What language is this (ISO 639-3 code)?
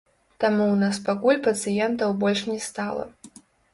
bel